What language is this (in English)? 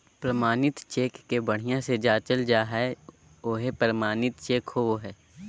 Magahi